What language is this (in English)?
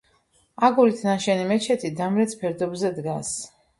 Georgian